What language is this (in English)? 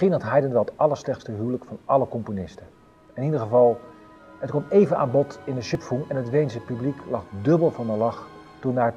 Dutch